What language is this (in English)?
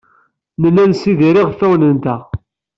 Kabyle